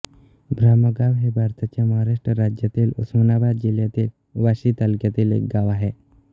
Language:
Marathi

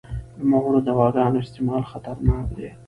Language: Pashto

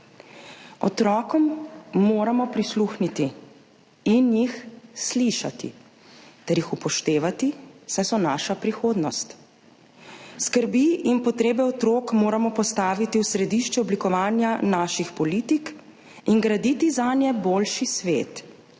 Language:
Slovenian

